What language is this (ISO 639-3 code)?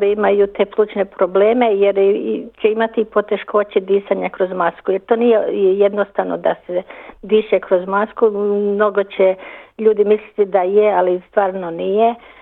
hrv